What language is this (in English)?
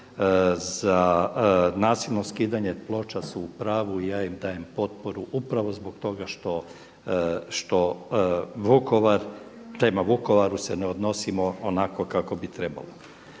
Croatian